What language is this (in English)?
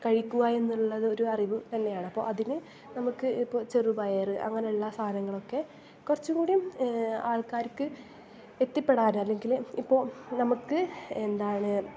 Malayalam